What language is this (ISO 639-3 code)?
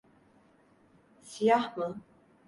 tur